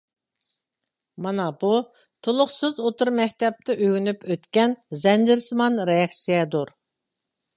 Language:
Uyghur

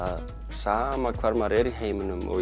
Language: Icelandic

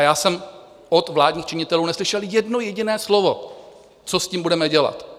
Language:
Czech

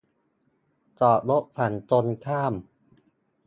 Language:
Thai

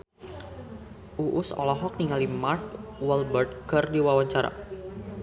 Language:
Sundanese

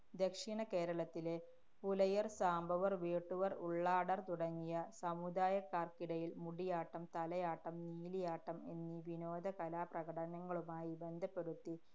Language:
Malayalam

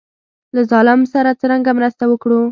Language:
Pashto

